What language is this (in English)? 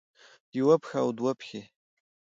Pashto